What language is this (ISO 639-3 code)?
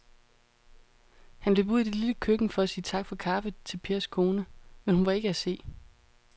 dan